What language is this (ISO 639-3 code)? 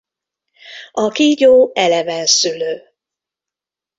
hun